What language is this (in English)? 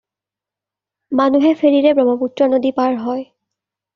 Assamese